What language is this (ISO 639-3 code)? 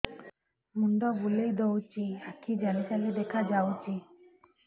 ori